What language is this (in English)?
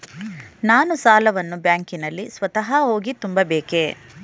Kannada